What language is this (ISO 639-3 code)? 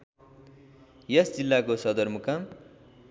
nep